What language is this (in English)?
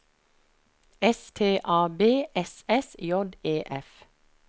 Norwegian